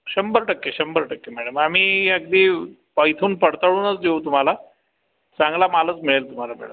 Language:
Marathi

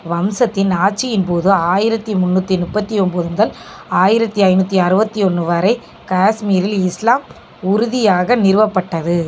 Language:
Tamil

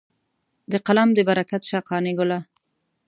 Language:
Pashto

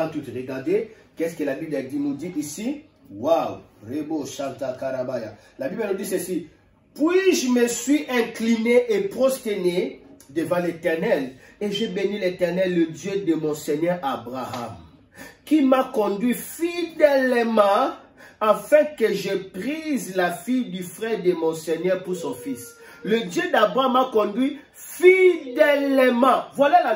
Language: French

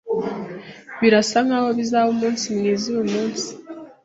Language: Kinyarwanda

